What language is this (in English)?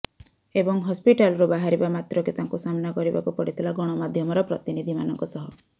Odia